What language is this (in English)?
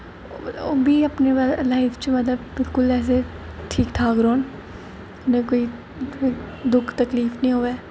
Dogri